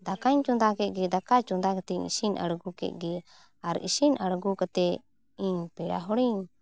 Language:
Santali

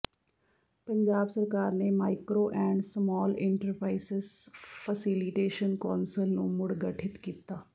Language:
Punjabi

